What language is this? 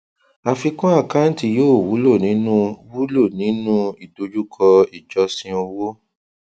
Yoruba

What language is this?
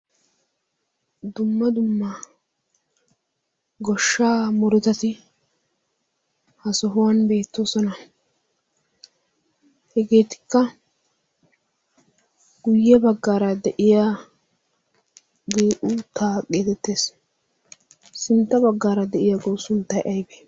Wolaytta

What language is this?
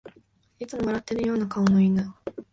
Japanese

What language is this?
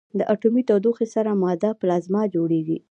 Pashto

